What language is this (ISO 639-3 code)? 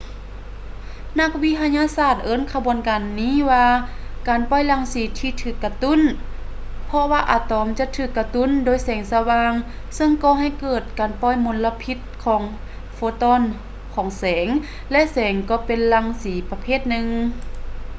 lao